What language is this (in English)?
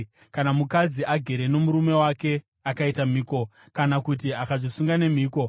Shona